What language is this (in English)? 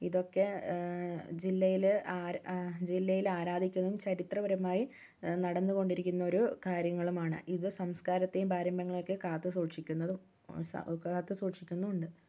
Malayalam